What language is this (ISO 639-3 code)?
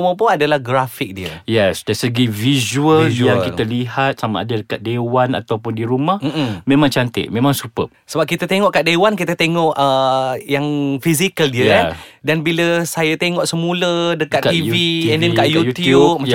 msa